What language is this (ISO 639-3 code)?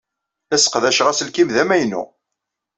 kab